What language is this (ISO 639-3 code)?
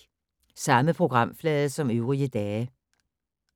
dan